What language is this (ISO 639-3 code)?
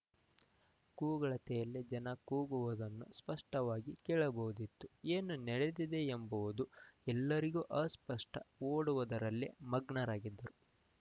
kan